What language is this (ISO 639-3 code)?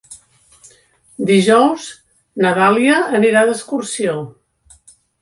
cat